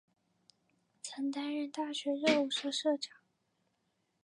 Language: Chinese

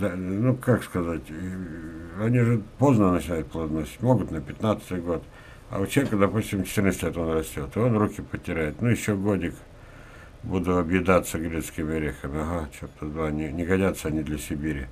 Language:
Russian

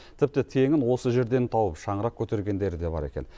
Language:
Kazakh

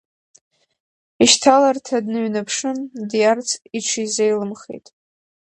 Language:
Abkhazian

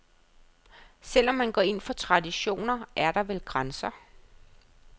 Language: Danish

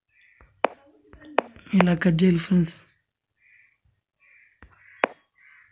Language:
Turkish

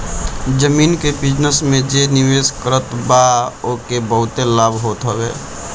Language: Bhojpuri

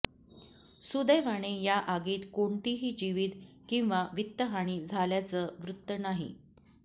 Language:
Marathi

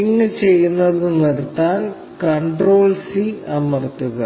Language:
Malayalam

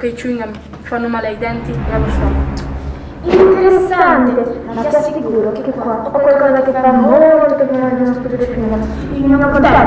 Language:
Italian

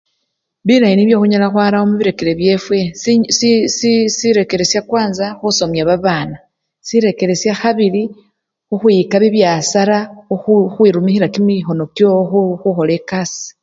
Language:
Luyia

